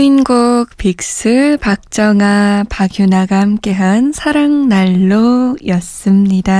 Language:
Korean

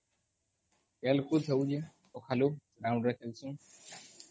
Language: Odia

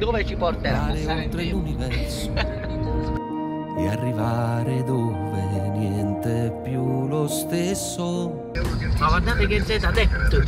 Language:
Italian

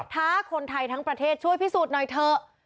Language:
Thai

